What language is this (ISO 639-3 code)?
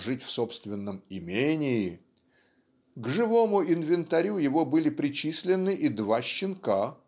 rus